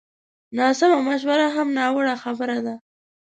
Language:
Pashto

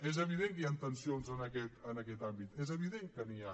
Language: Catalan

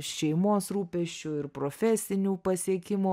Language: Lithuanian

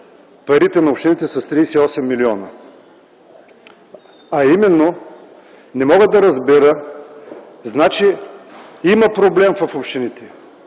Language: Bulgarian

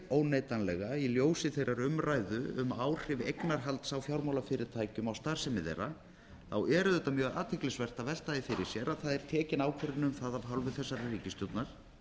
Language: Icelandic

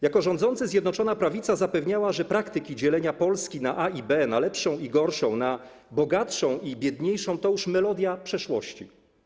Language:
Polish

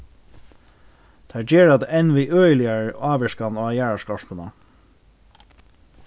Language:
Faroese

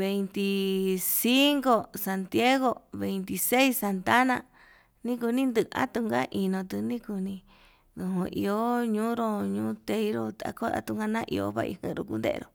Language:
Yutanduchi Mixtec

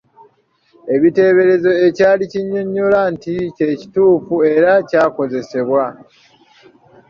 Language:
Ganda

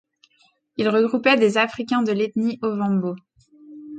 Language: French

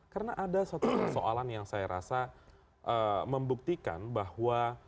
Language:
Indonesian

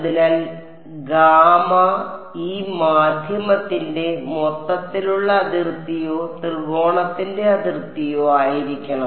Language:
Malayalam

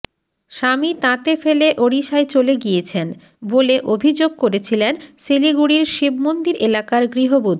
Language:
Bangla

